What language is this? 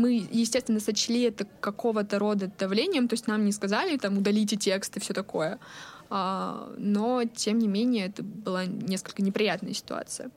Russian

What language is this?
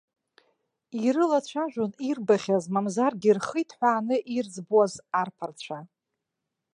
Abkhazian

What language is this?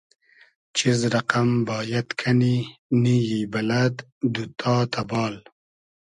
Hazaragi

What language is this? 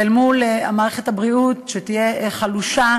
Hebrew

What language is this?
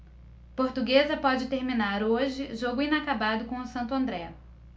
Portuguese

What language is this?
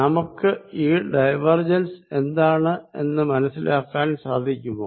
Malayalam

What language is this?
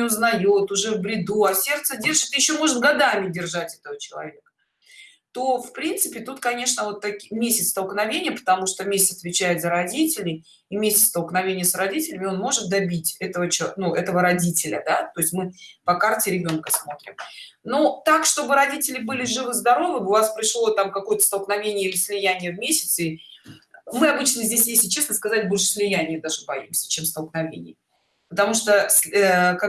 Russian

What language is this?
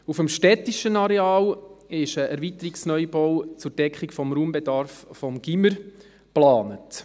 Swiss German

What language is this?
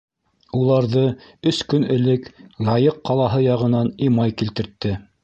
Bashkir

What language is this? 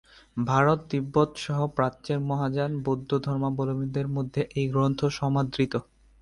Bangla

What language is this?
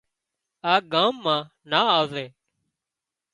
Wadiyara Koli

